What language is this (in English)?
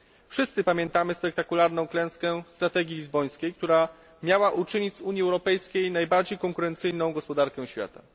Polish